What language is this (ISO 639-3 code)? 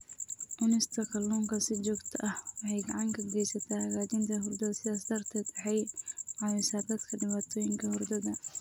som